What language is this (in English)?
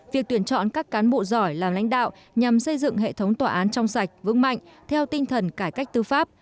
Vietnamese